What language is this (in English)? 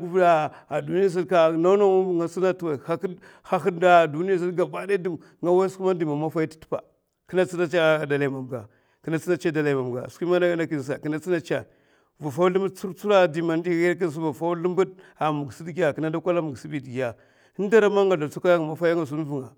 Mafa